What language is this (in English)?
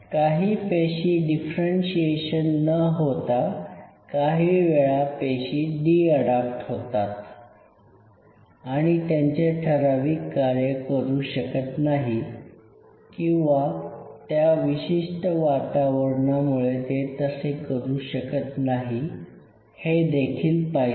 Marathi